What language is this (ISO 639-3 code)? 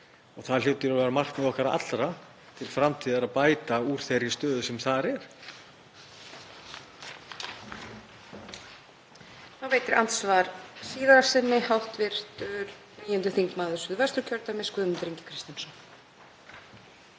isl